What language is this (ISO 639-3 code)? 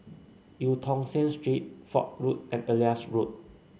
eng